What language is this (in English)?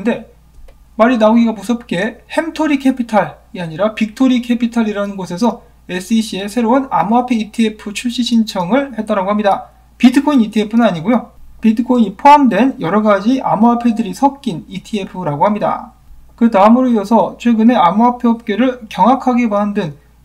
Korean